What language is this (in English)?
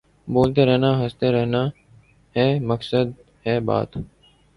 Urdu